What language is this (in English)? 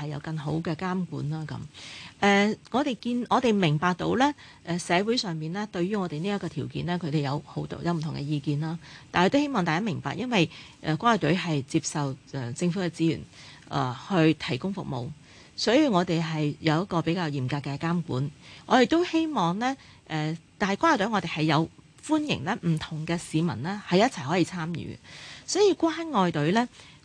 Chinese